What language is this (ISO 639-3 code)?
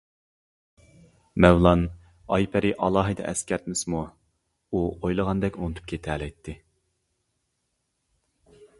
uig